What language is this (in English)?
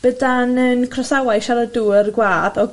Welsh